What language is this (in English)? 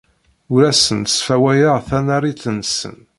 Kabyle